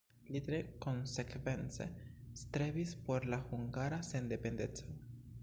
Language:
Esperanto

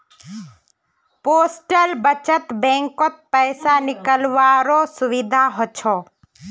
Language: Magahi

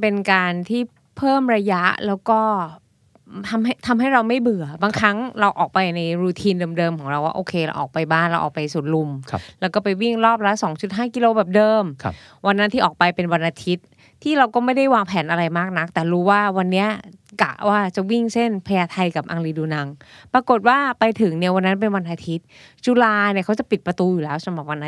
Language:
Thai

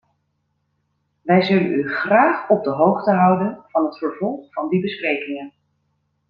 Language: Dutch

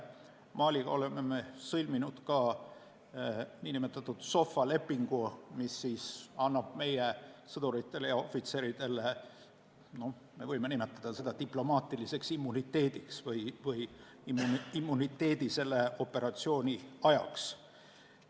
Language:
Estonian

